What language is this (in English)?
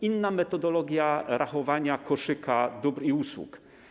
Polish